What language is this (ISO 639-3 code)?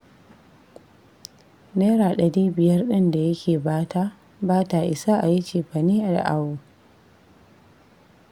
hau